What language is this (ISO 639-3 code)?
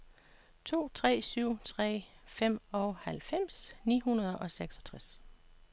dan